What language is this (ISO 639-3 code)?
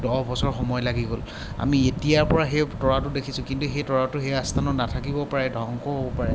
asm